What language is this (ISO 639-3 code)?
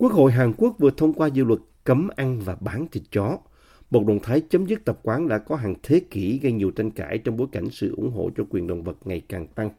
vie